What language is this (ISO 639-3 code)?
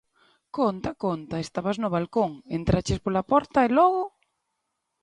glg